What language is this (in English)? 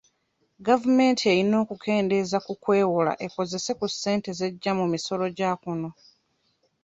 Ganda